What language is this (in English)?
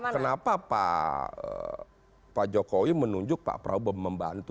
Indonesian